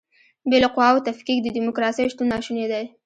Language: Pashto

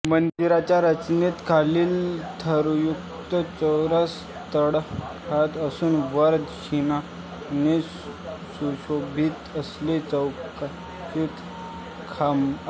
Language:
Marathi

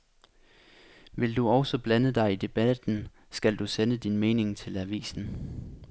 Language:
Danish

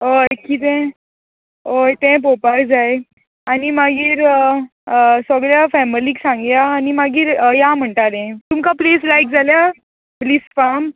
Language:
Konkani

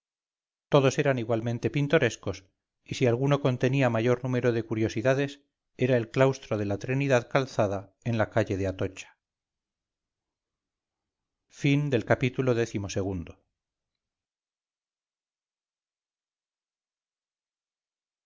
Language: Spanish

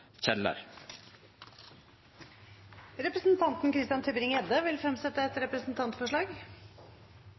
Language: Norwegian Bokmål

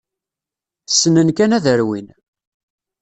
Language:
Kabyle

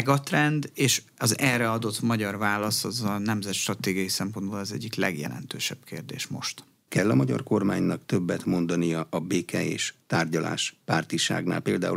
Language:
Hungarian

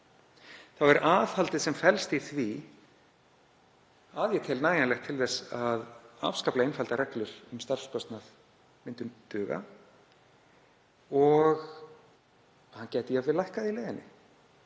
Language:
Icelandic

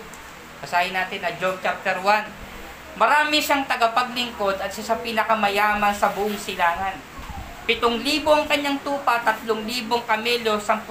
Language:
Filipino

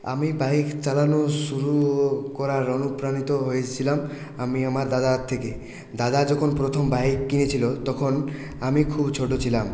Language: Bangla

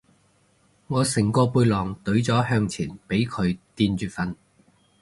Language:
Cantonese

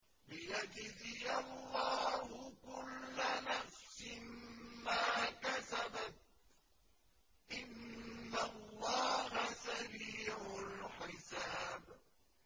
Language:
Arabic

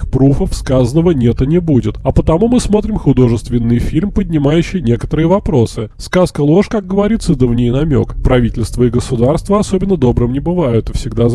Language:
Russian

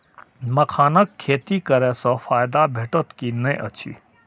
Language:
Maithili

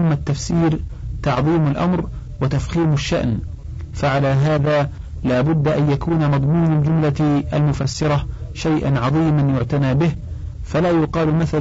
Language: Arabic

